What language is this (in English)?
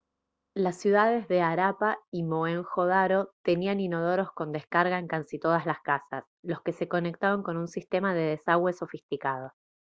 Spanish